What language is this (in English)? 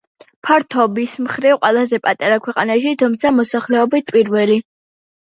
Georgian